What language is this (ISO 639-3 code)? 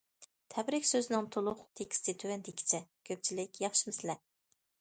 uig